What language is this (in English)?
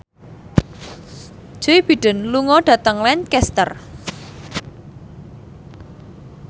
Javanese